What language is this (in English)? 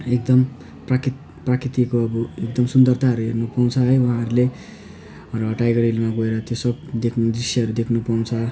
Nepali